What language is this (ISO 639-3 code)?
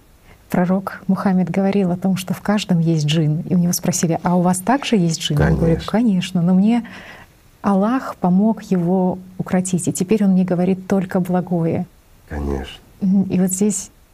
rus